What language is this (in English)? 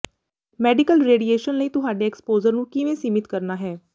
Punjabi